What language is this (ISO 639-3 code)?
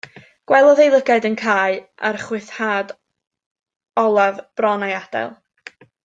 cym